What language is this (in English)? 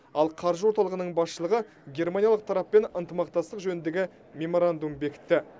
Kazakh